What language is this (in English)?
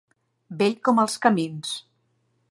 Catalan